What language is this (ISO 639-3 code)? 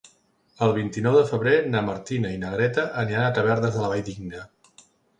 cat